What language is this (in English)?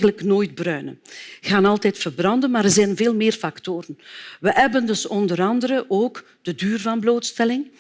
Dutch